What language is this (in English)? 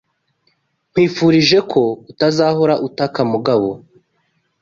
Kinyarwanda